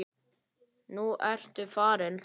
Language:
Icelandic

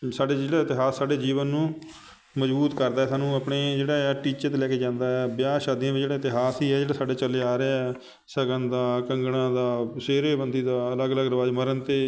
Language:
Punjabi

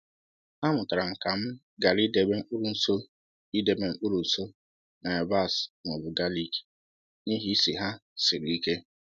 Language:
Igbo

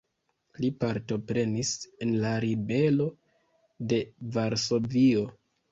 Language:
Esperanto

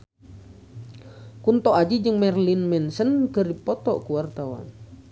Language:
Sundanese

